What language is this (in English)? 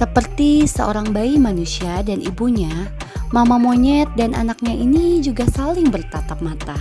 Indonesian